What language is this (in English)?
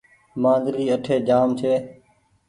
Goaria